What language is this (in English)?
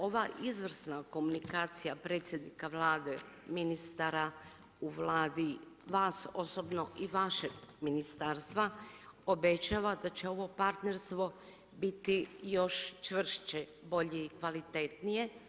Croatian